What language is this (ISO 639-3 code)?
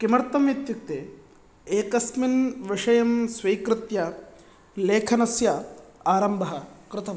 san